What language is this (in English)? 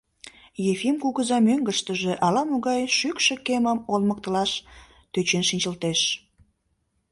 Mari